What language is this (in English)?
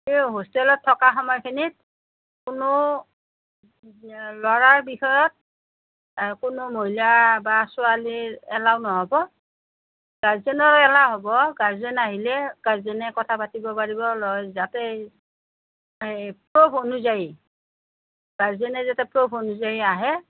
Assamese